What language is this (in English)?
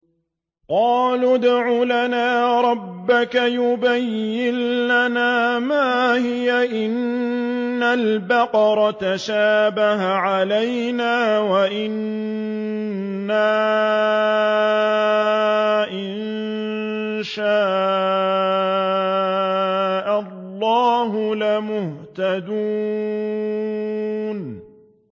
Arabic